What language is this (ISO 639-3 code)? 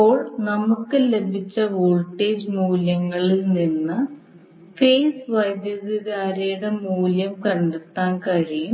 mal